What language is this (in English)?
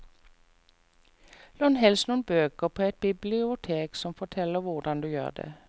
Norwegian